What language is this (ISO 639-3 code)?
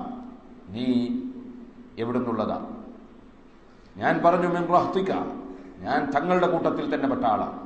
ara